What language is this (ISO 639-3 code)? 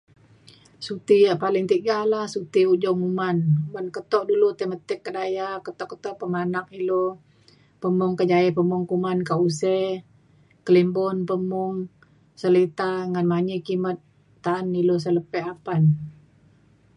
xkl